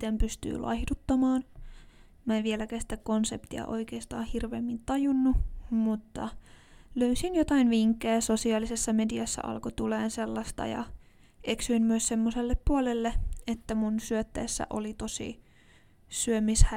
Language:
Finnish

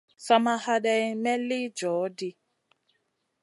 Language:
Masana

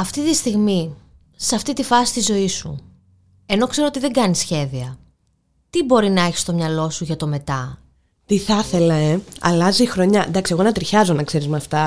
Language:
Greek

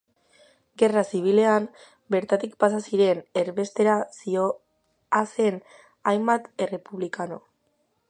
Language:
Basque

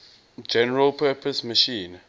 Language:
English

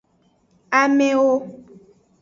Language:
Aja (Benin)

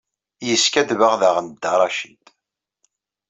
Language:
Kabyle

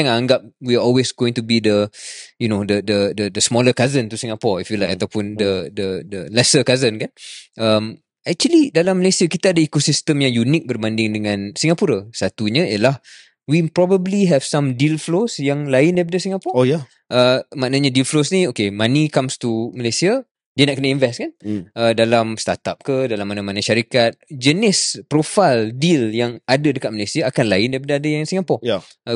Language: Malay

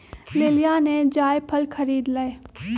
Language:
Magahi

